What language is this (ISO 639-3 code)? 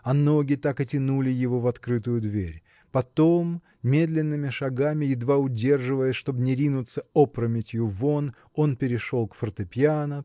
rus